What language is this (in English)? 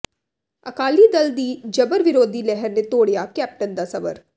Punjabi